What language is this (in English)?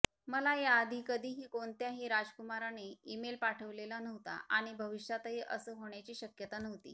Marathi